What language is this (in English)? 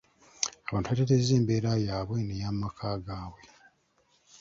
Ganda